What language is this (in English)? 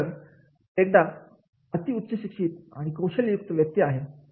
Marathi